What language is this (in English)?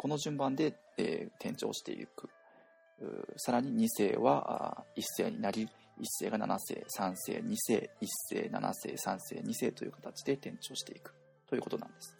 Japanese